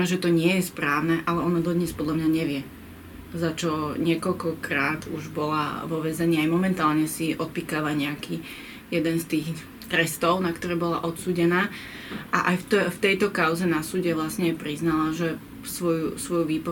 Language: Slovak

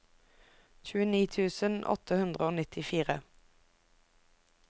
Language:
Norwegian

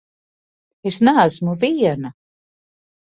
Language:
Latvian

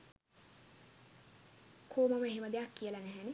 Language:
Sinhala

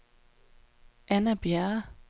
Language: Danish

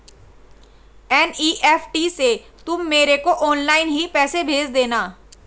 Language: Hindi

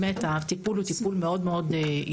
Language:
Hebrew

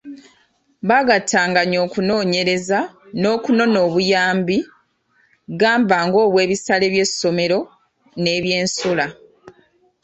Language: Ganda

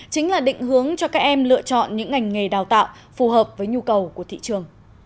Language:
Vietnamese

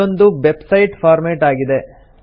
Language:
Kannada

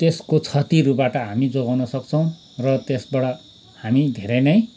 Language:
Nepali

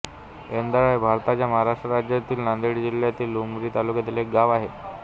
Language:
Marathi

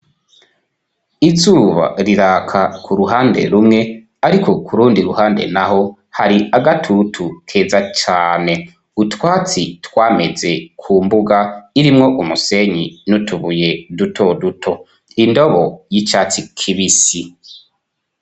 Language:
Rundi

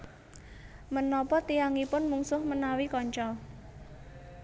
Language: Javanese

